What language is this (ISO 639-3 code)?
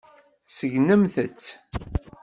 kab